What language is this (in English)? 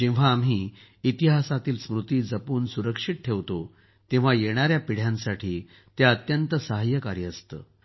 Marathi